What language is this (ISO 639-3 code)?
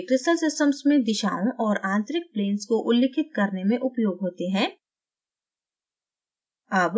hin